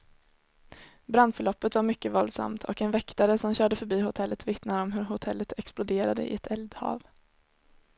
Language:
Swedish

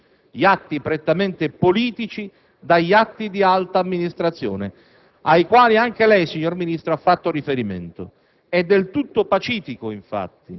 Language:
Italian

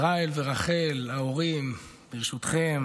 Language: Hebrew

